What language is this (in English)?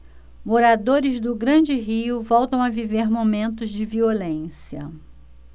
Portuguese